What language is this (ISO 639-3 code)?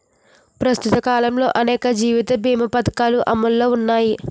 tel